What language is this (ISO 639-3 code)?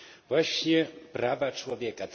pol